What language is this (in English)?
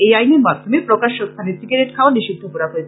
Bangla